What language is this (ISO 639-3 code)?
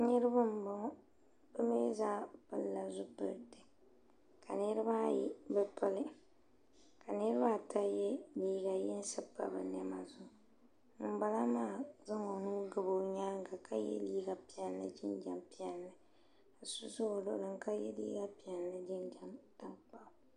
dag